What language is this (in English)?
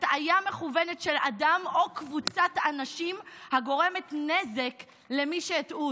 Hebrew